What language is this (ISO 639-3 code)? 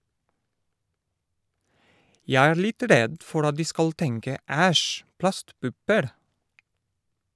nor